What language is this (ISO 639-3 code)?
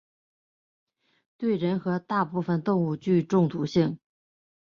zho